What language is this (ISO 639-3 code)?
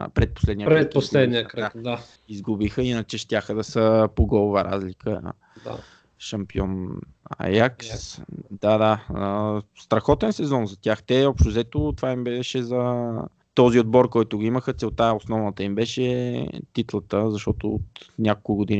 bul